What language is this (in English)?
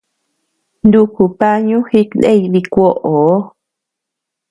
Tepeuxila Cuicatec